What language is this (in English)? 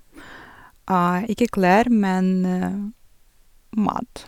Norwegian